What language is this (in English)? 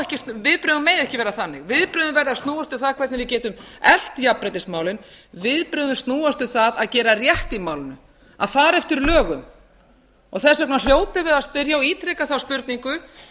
Icelandic